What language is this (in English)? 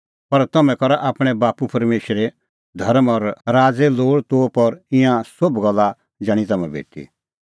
Kullu Pahari